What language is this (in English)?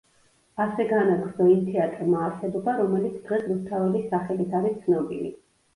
Georgian